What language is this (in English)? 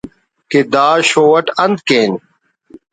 Brahui